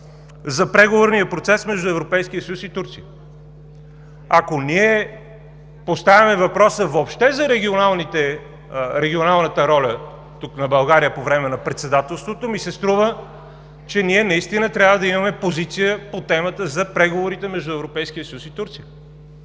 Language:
Bulgarian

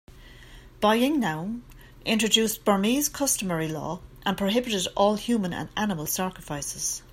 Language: English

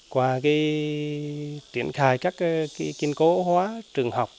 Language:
Vietnamese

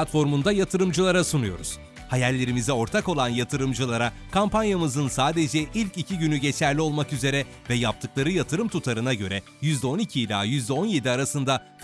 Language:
Turkish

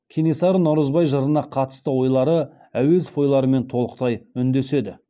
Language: Kazakh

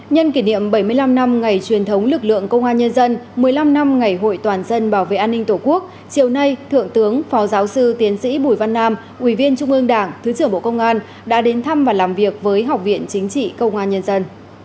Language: Vietnamese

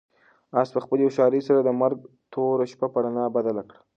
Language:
Pashto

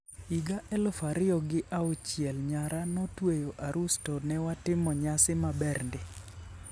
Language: Luo (Kenya and Tanzania)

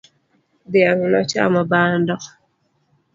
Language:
Luo (Kenya and Tanzania)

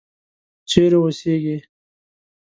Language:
Pashto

